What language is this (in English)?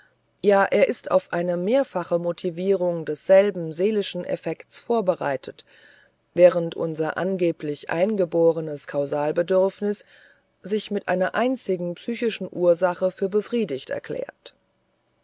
German